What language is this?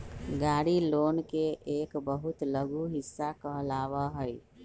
Magahi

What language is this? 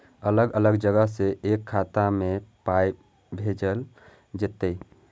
Maithili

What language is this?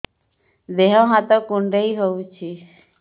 Odia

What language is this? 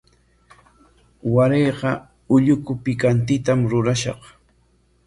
Corongo Ancash Quechua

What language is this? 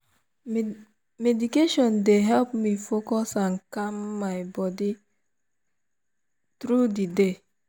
Nigerian Pidgin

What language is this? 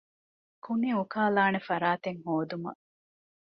Divehi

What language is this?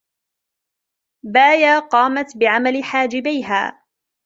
Arabic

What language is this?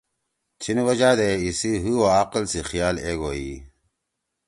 Torwali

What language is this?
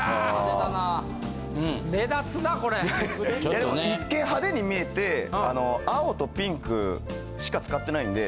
Japanese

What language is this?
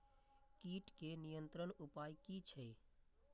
Maithili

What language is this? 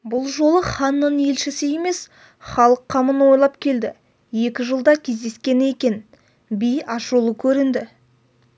Kazakh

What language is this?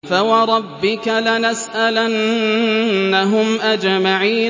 Arabic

